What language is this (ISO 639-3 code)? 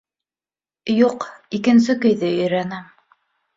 bak